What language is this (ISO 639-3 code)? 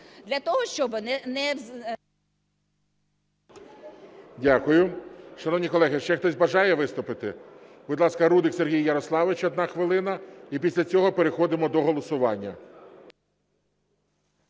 ukr